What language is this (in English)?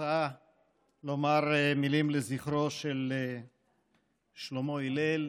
Hebrew